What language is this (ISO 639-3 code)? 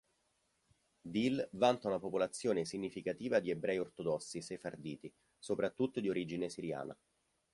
ita